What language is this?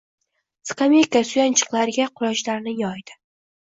Uzbek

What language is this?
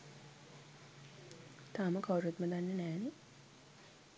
Sinhala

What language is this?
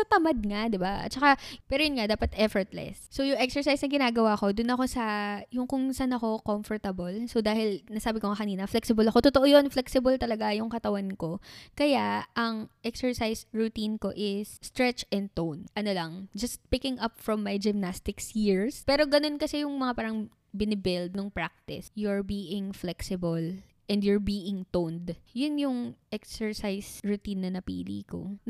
Filipino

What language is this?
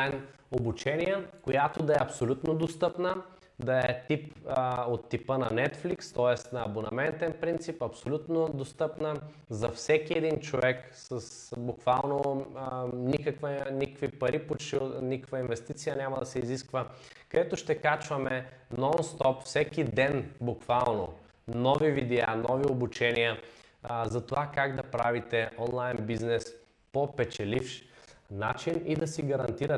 Bulgarian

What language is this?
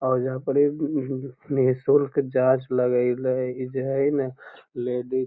Magahi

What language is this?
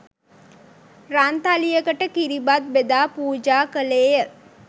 Sinhala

